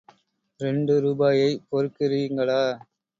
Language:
Tamil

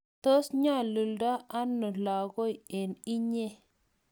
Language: Kalenjin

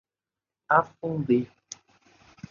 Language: Portuguese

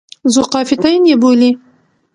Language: Pashto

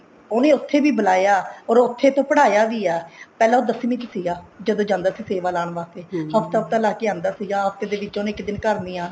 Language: Punjabi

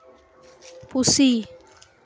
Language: Santali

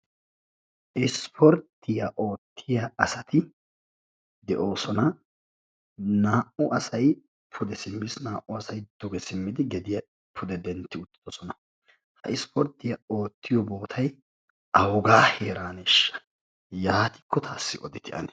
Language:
Wolaytta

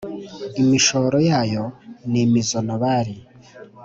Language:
Kinyarwanda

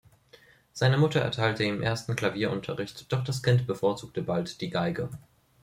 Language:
German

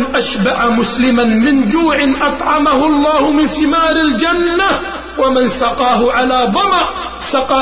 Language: Arabic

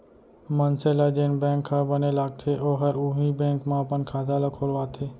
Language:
Chhattisgarhi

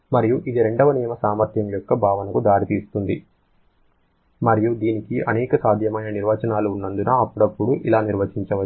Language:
Telugu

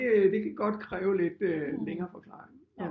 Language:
Danish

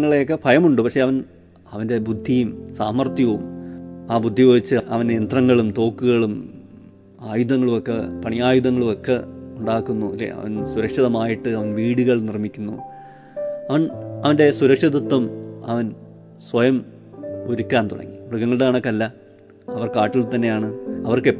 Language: Malayalam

